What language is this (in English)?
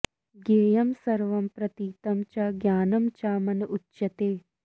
Sanskrit